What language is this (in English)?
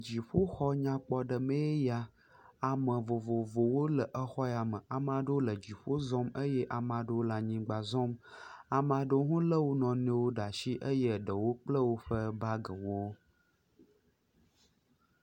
Ewe